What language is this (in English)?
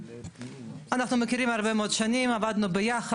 Hebrew